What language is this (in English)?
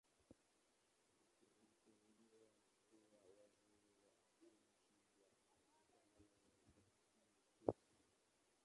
Swahili